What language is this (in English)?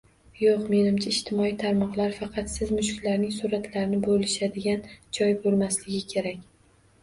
Uzbek